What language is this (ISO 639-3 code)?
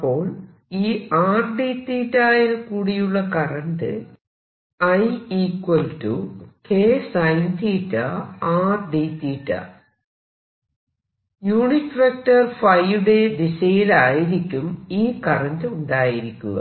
mal